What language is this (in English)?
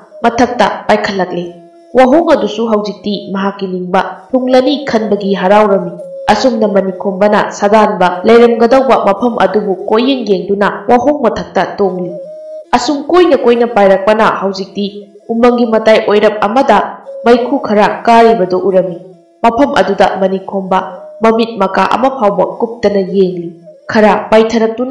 Thai